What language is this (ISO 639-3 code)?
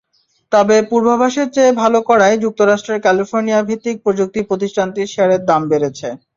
ben